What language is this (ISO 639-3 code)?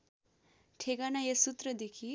nep